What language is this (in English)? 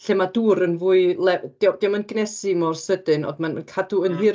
Welsh